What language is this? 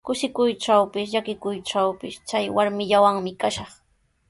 Sihuas Ancash Quechua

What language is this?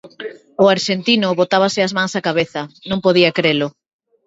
Galician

